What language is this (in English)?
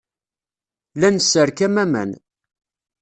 Kabyle